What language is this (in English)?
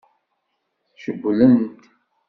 Kabyle